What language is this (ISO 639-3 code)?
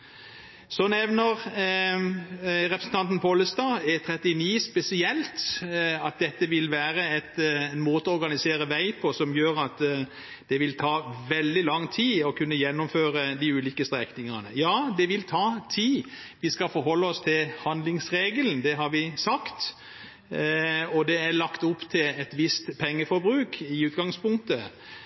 nob